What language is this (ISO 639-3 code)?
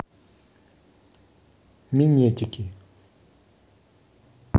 rus